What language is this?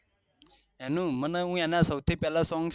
Gujarati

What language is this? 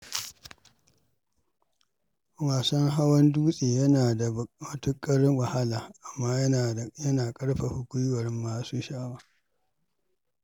Hausa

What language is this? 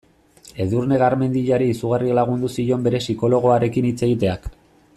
Basque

